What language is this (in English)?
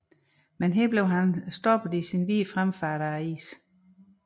Danish